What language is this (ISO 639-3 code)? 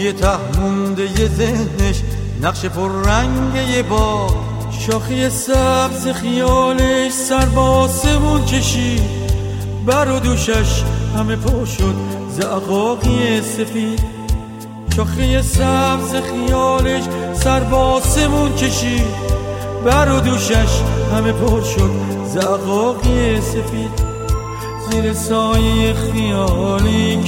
fas